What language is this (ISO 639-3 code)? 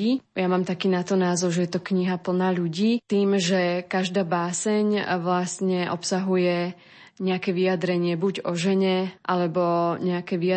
slk